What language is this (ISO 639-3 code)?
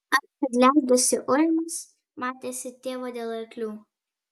lit